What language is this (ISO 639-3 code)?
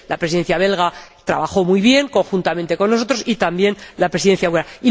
spa